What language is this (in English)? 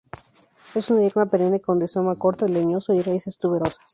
Spanish